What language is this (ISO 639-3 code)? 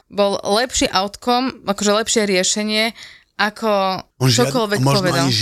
slk